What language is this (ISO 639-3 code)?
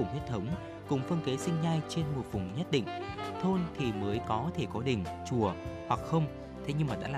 vie